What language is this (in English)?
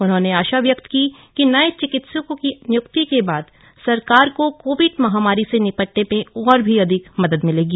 Hindi